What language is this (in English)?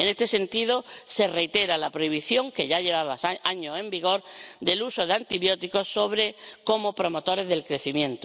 Spanish